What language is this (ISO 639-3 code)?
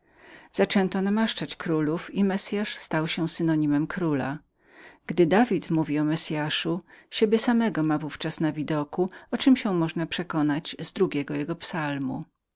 pol